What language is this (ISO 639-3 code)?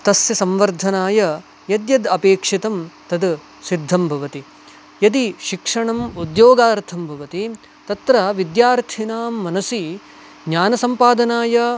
san